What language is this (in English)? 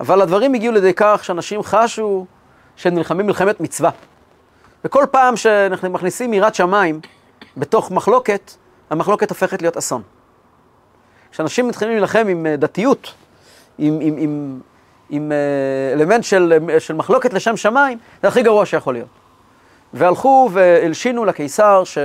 Hebrew